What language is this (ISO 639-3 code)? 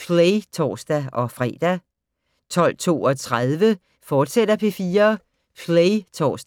dan